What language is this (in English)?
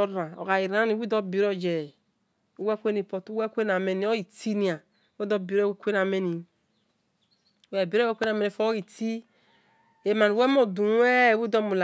Esan